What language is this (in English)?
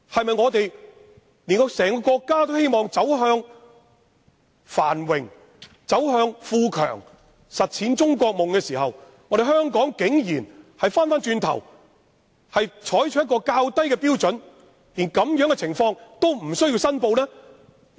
Cantonese